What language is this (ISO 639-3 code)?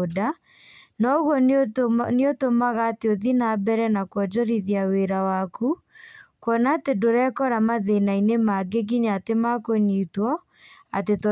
kik